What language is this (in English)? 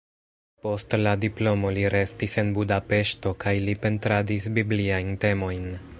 Esperanto